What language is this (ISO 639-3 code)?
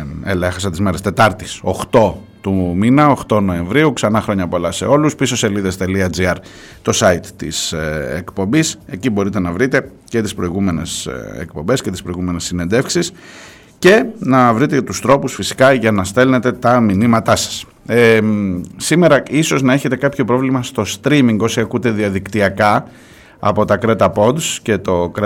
ell